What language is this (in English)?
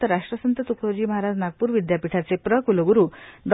Marathi